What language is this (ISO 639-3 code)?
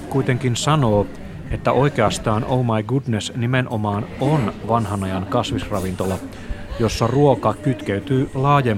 fin